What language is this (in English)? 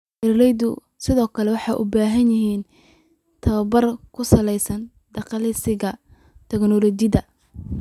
Somali